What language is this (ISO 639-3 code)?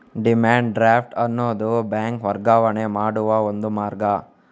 kan